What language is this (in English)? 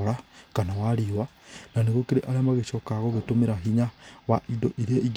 Kikuyu